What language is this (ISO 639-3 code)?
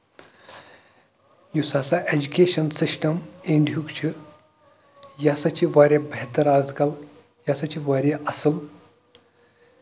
kas